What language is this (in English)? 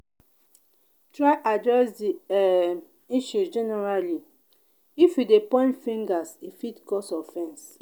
Nigerian Pidgin